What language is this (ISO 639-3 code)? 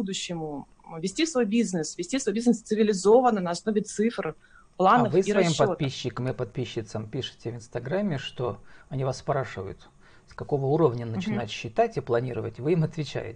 rus